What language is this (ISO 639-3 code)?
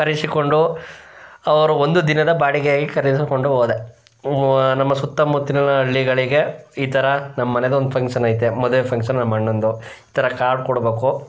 kan